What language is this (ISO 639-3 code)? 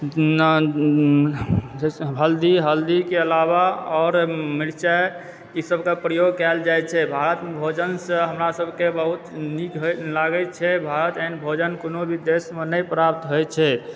mai